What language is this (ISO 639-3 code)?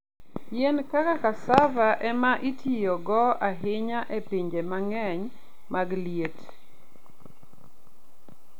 luo